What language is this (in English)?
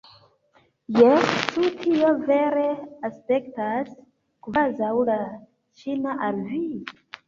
Esperanto